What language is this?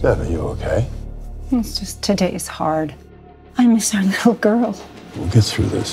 English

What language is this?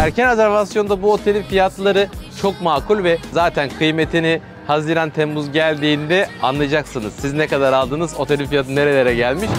Turkish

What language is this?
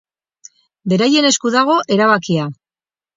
Basque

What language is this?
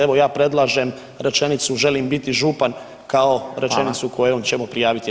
Croatian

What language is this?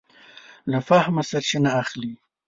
Pashto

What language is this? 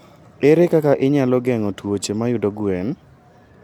Luo (Kenya and Tanzania)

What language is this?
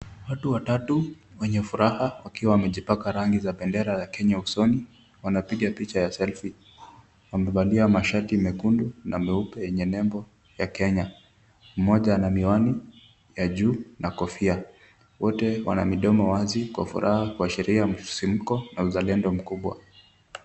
Swahili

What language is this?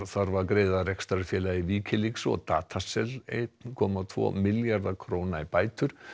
Icelandic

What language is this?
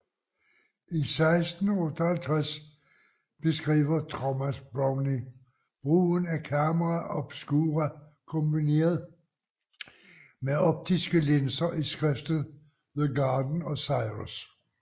Danish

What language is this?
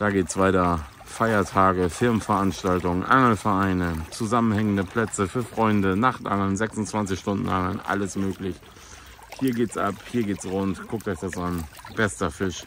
German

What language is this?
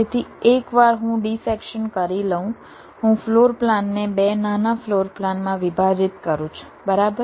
Gujarati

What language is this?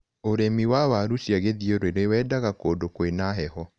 Kikuyu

